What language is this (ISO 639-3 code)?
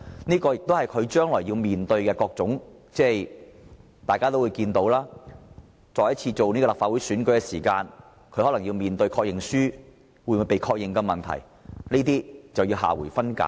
yue